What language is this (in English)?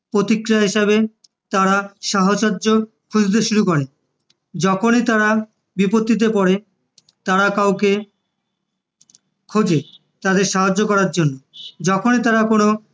Bangla